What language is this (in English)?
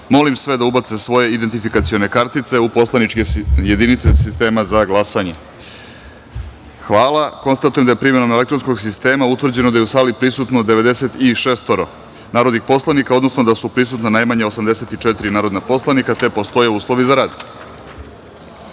Serbian